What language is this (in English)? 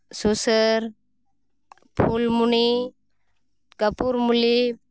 Santali